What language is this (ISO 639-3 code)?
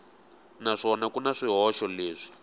tso